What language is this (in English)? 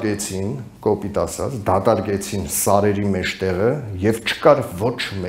Turkish